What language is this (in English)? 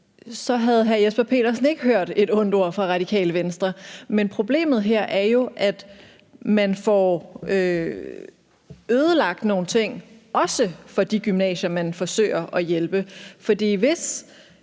Danish